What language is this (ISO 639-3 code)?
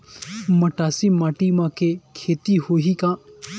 hne